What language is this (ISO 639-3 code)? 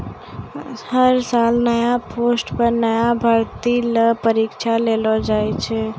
mai